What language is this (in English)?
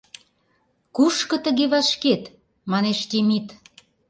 Mari